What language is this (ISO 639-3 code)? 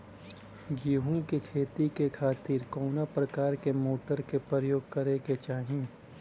bho